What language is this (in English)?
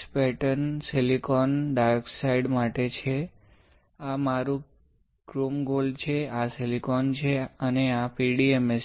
Gujarati